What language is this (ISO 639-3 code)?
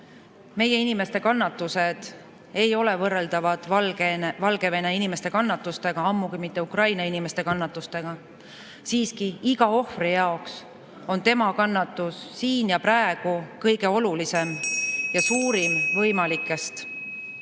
est